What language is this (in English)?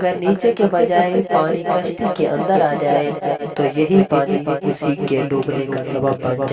Urdu